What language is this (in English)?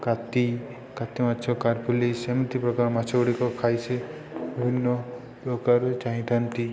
Odia